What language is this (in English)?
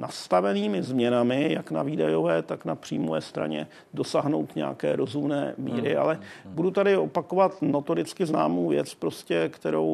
Czech